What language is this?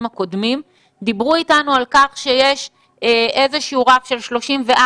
Hebrew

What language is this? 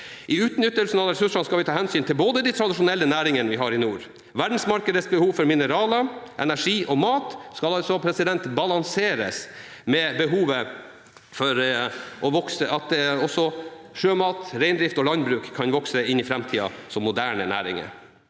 Norwegian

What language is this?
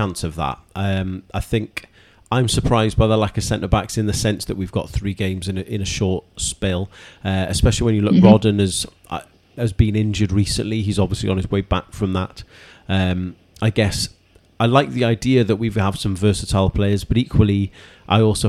English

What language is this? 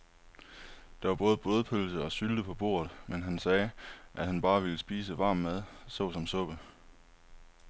Danish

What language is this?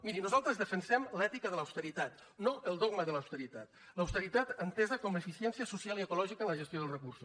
Catalan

